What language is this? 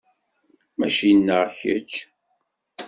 Kabyle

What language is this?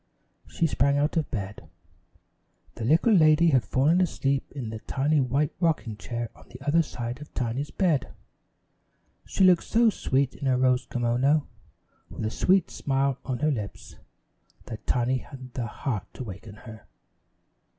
English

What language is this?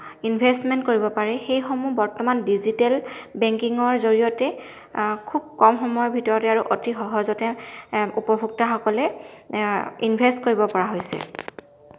Assamese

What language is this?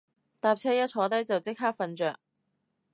Cantonese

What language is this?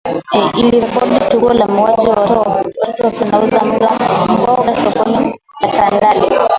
Swahili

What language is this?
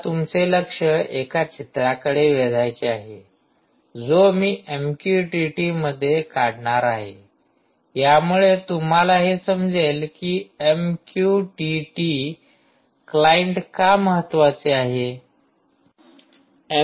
Marathi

